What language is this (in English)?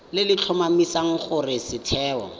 Tswana